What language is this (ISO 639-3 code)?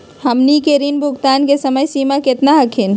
mag